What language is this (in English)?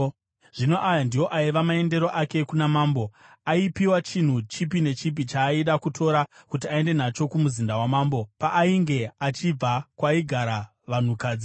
Shona